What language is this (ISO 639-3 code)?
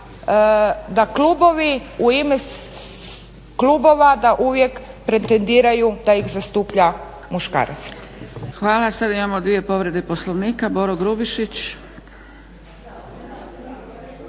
hrv